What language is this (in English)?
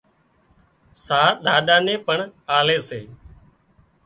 Wadiyara Koli